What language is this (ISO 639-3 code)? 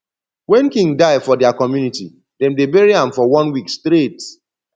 pcm